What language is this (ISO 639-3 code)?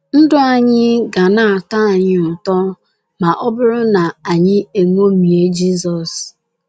ibo